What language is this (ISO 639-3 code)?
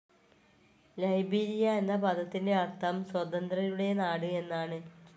mal